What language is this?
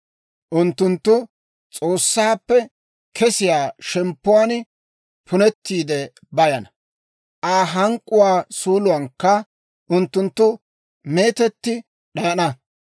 Dawro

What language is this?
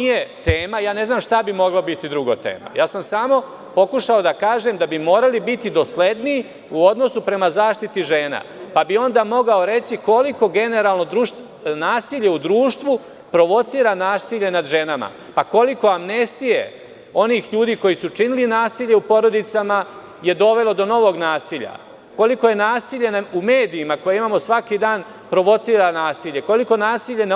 Serbian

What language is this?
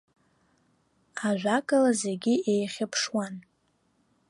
Abkhazian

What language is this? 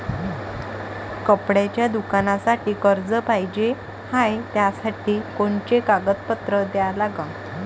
Marathi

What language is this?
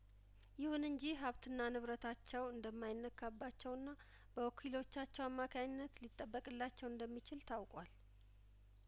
Amharic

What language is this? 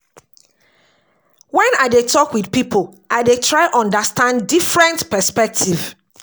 Nigerian Pidgin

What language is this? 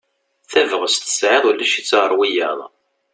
Kabyle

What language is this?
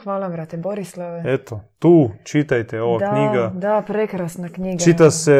Croatian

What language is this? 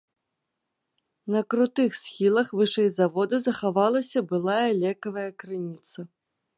Belarusian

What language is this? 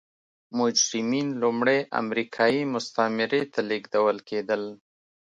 Pashto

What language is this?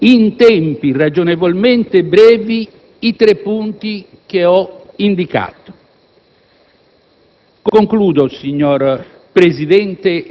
Italian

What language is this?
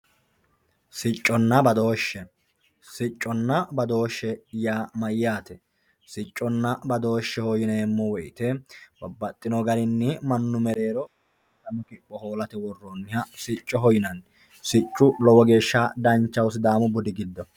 Sidamo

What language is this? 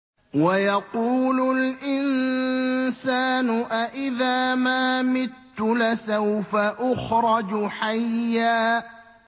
Arabic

